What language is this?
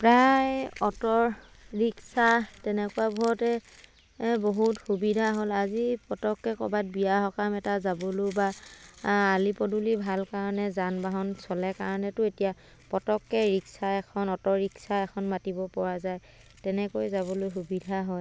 Assamese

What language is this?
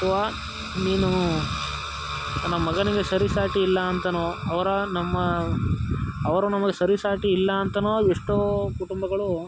Kannada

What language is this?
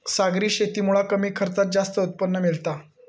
Marathi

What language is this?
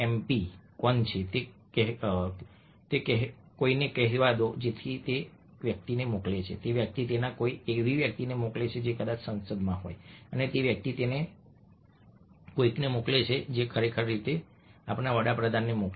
Gujarati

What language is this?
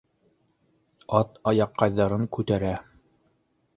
Bashkir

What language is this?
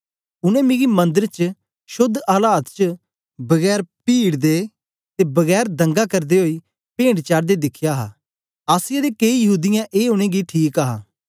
Dogri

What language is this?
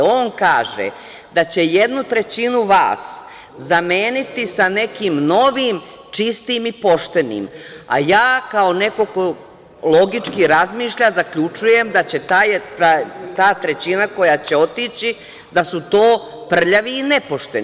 Serbian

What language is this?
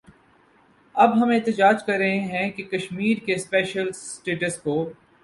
Urdu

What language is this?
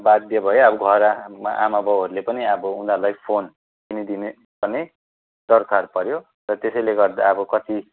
Nepali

